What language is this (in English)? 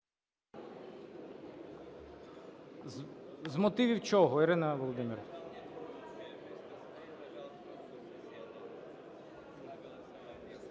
Ukrainian